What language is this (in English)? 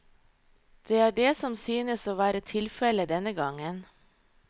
Norwegian